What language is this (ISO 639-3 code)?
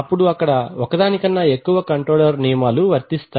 tel